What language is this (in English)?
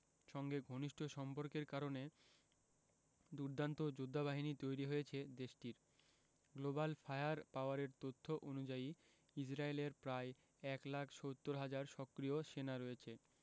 Bangla